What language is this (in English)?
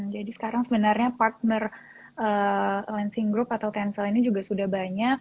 Indonesian